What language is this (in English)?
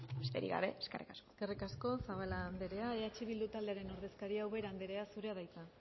Basque